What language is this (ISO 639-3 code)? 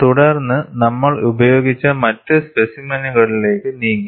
mal